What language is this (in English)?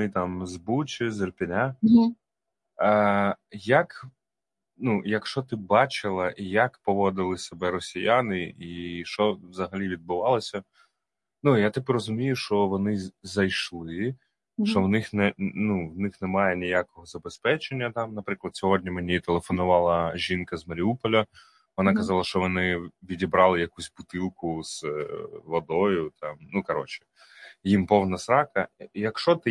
Ukrainian